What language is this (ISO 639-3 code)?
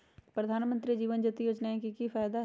mag